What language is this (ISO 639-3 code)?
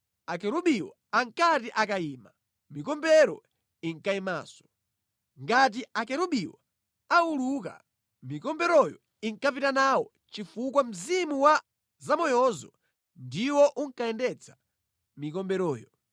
nya